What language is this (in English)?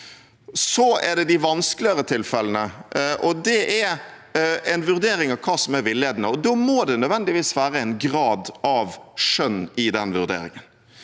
Norwegian